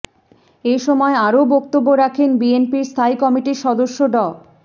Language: Bangla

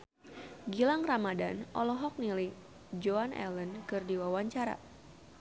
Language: Sundanese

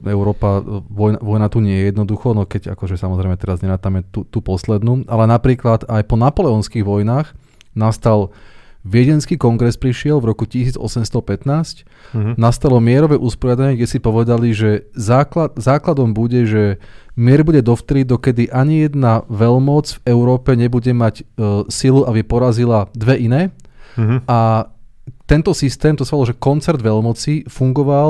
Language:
Slovak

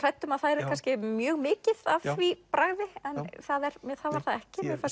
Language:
Icelandic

